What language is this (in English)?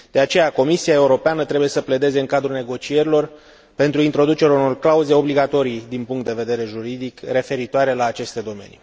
Romanian